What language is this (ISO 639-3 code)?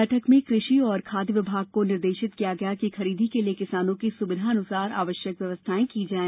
hin